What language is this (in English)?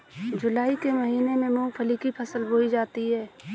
Hindi